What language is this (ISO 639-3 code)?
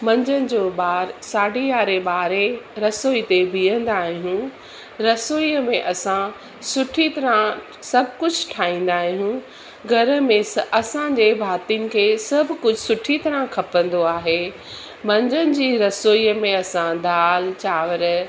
snd